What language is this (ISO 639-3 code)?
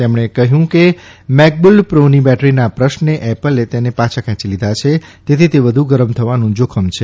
guj